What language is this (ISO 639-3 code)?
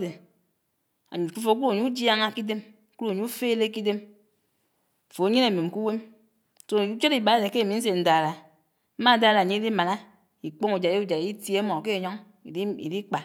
anw